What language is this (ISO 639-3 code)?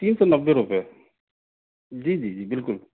urd